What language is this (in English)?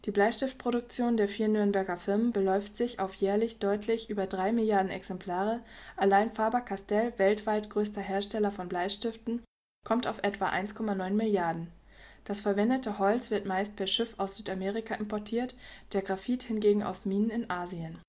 German